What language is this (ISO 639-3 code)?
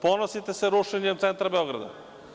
srp